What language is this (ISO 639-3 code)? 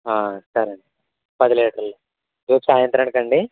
tel